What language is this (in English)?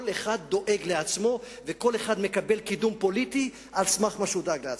Hebrew